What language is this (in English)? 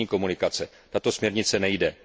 Czech